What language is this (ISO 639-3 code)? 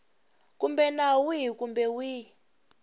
tso